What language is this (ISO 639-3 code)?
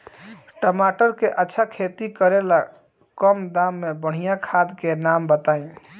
bho